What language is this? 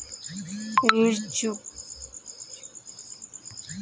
Hindi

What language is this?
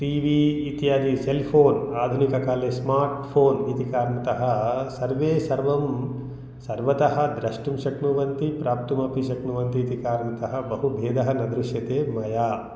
Sanskrit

